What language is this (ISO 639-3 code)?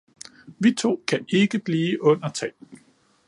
dan